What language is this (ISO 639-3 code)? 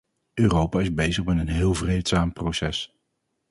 nld